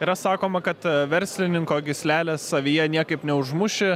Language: Lithuanian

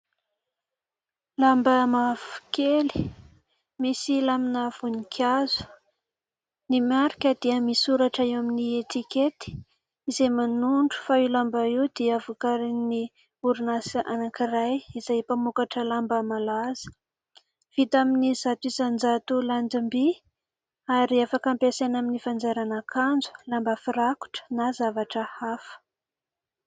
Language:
Malagasy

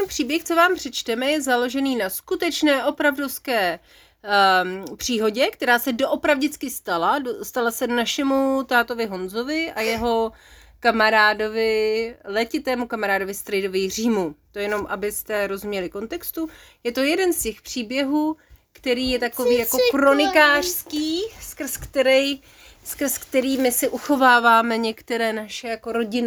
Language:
Czech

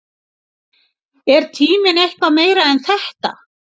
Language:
Icelandic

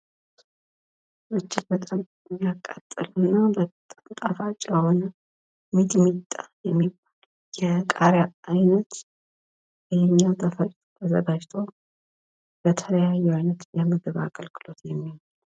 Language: Amharic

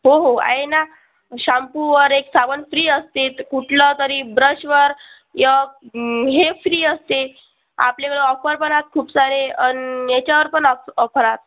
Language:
Marathi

